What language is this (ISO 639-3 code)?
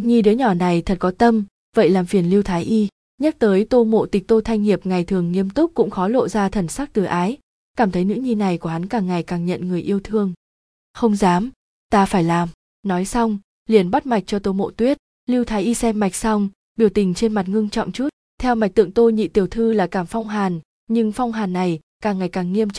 vie